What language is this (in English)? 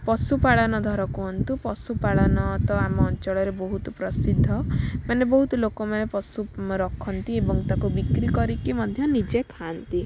Odia